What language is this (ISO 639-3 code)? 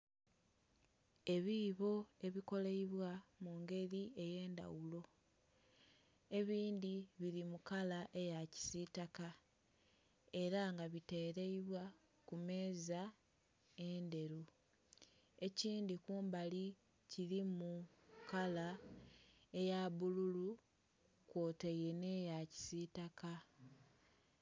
xog